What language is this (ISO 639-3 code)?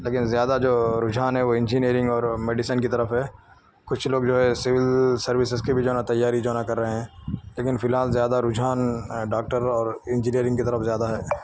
urd